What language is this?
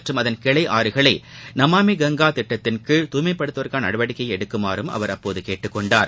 Tamil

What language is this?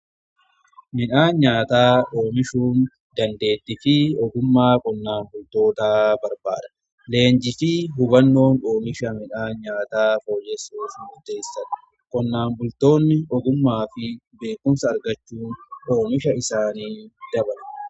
Oromo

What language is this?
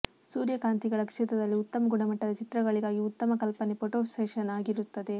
Kannada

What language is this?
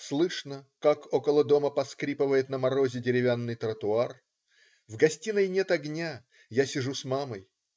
Russian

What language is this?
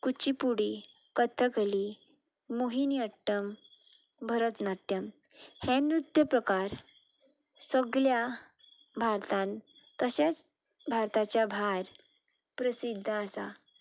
Konkani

